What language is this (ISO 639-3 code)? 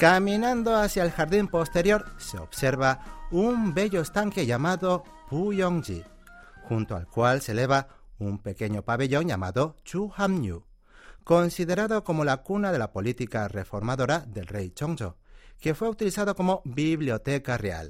spa